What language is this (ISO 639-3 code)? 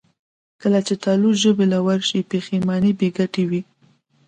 pus